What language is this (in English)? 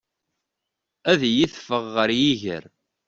Kabyle